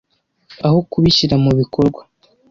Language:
Kinyarwanda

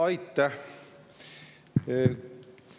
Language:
Estonian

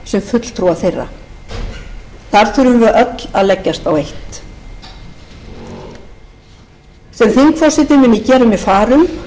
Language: Icelandic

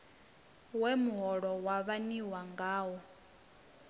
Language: Venda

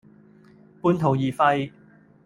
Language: Cantonese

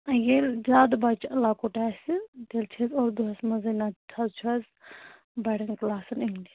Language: Kashmiri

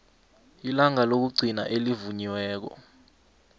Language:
South Ndebele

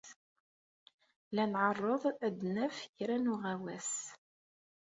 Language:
Kabyle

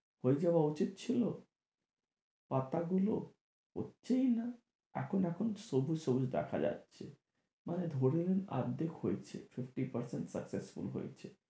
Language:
Bangla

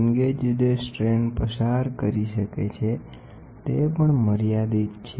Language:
Gujarati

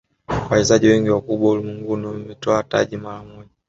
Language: Swahili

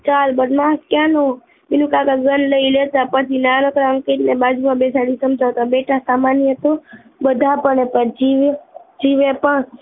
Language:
Gujarati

